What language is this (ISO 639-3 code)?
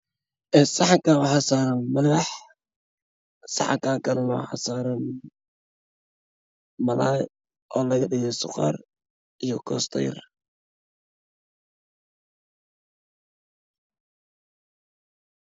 som